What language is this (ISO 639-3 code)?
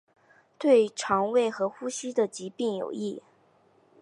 zho